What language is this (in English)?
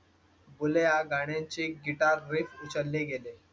Marathi